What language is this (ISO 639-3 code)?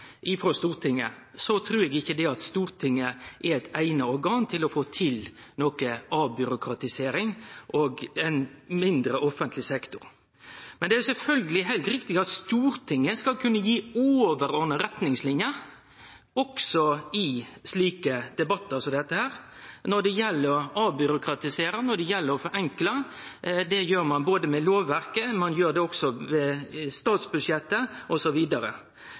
nno